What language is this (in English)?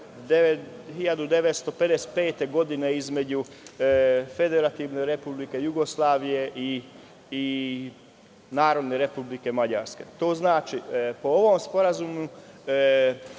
Serbian